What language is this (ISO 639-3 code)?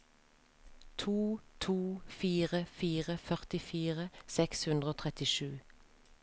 nor